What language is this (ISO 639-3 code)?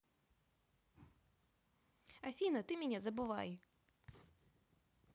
rus